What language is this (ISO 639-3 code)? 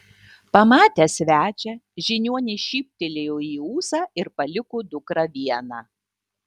lit